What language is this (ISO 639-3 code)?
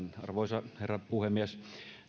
fin